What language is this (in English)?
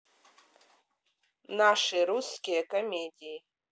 Russian